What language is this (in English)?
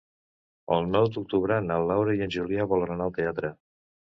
Catalan